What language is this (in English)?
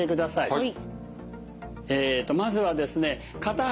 Japanese